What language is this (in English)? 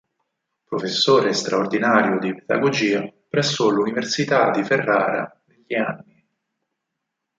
Italian